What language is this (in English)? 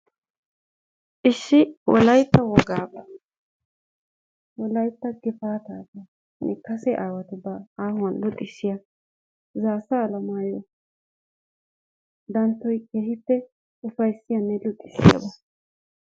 Wolaytta